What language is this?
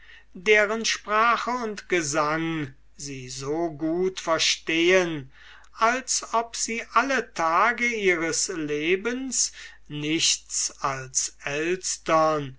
German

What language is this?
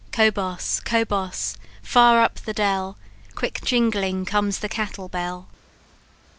English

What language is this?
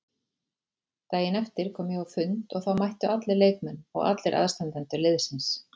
Icelandic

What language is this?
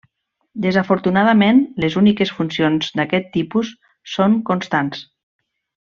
Catalan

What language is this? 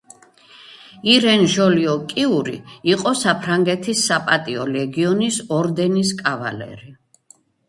Georgian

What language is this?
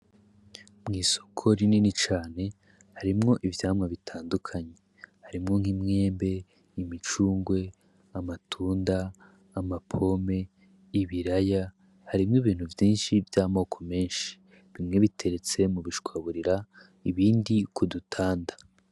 Rundi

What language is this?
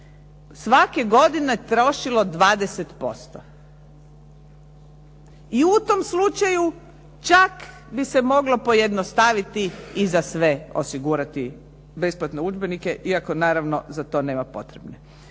Croatian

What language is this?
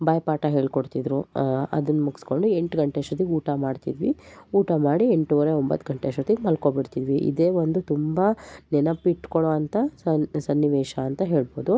Kannada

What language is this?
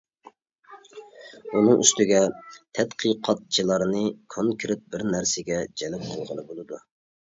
Uyghur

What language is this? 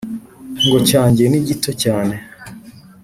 Kinyarwanda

